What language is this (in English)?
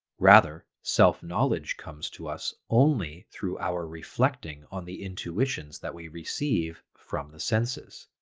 English